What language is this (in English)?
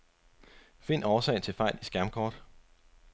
Danish